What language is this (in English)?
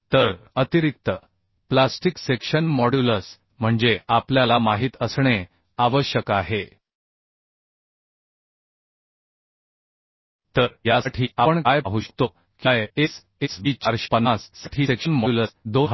Marathi